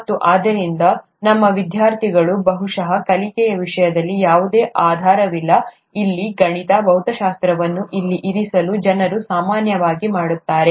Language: Kannada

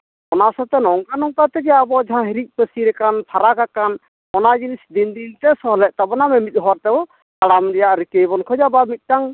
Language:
Santali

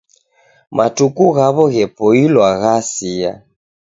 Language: Taita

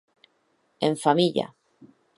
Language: Occitan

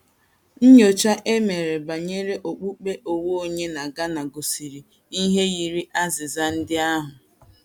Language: Igbo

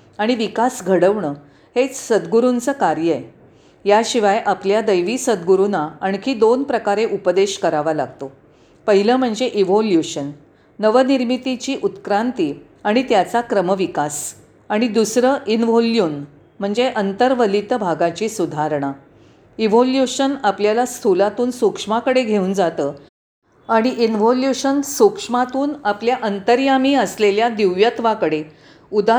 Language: Marathi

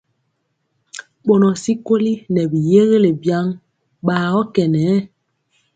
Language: Mpiemo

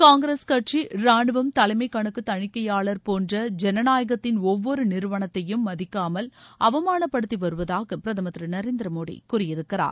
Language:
Tamil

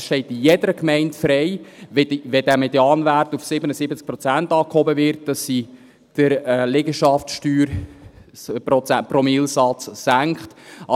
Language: Swiss German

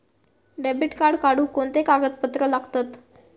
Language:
Marathi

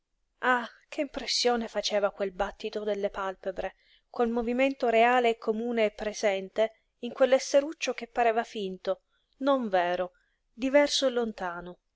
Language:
Italian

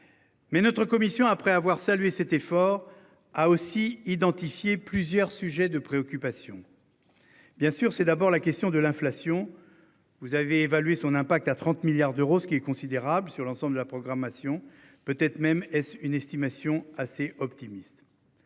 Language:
French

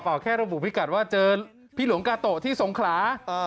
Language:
Thai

